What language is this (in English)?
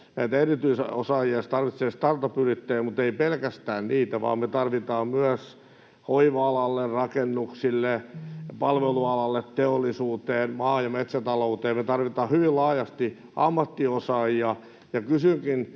Finnish